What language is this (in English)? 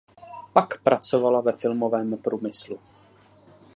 Czech